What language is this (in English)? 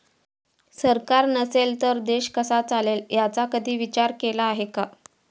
Marathi